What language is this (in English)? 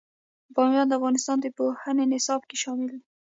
Pashto